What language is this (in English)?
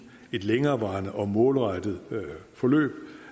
Danish